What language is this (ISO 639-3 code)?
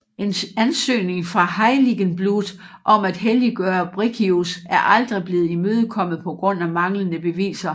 dan